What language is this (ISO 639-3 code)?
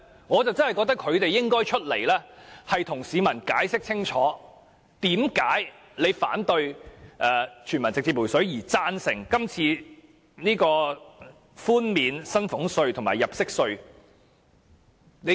yue